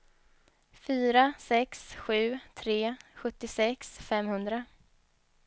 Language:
Swedish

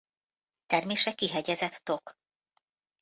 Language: Hungarian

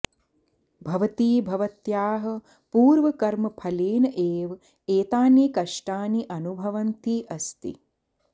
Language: Sanskrit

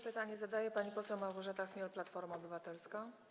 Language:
Polish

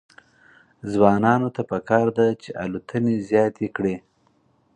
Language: Pashto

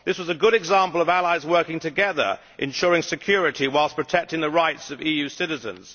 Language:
English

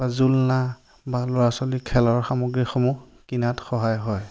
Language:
Assamese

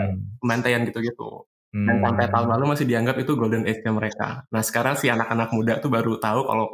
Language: Indonesian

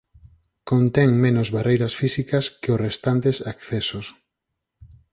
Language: Galician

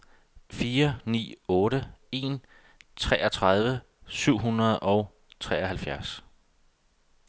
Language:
Danish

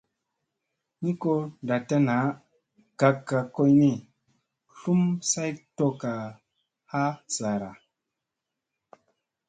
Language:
Musey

